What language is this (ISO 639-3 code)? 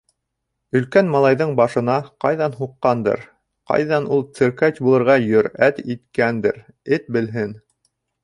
bak